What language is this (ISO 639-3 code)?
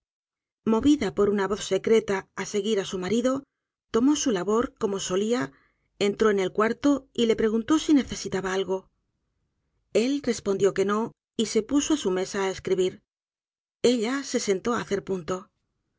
spa